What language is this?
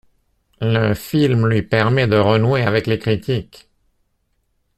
French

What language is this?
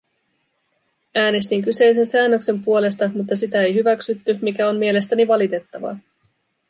Finnish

